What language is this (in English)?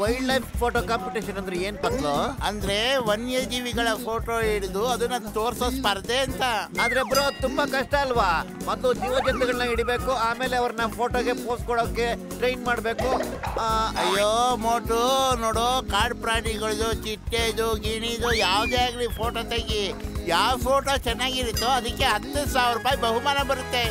Kannada